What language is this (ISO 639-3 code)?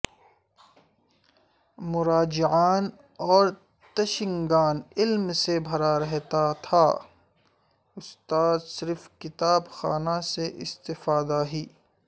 urd